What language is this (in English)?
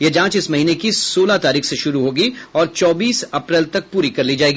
Hindi